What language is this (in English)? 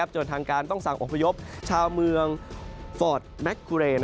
Thai